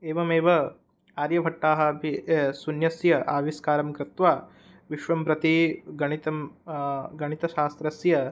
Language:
Sanskrit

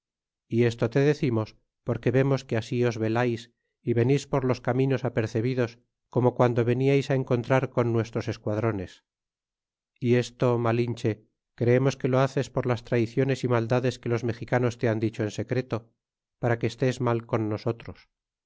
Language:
Spanish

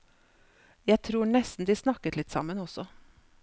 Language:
Norwegian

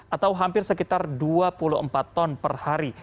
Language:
Indonesian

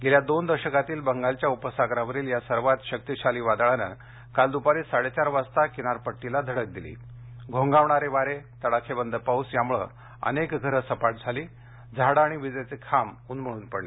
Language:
Marathi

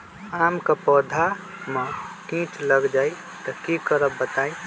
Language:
Magahi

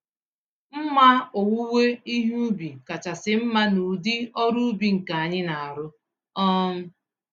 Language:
Igbo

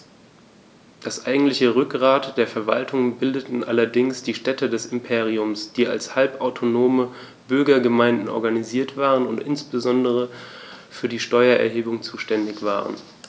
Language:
German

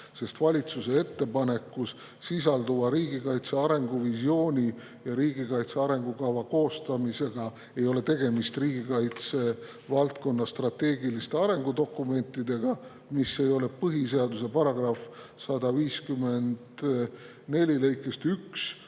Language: Estonian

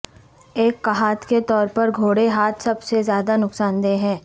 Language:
Urdu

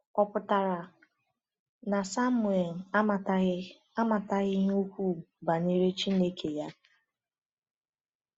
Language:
Igbo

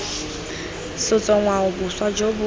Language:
Tswana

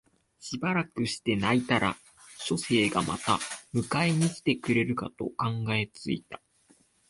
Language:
Japanese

